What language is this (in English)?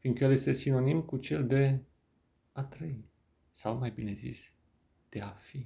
Romanian